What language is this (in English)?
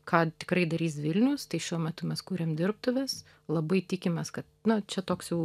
Lithuanian